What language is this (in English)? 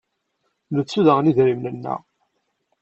Kabyle